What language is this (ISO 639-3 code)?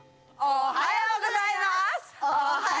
jpn